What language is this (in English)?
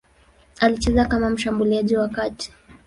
Swahili